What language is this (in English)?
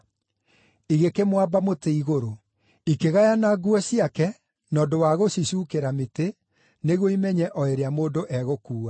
Kikuyu